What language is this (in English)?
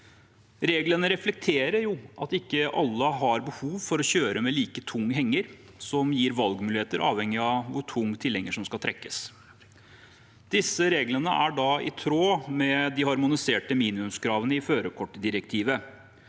Norwegian